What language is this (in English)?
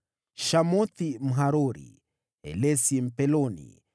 Swahili